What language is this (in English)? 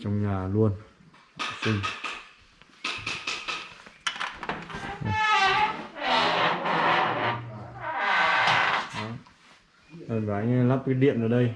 Vietnamese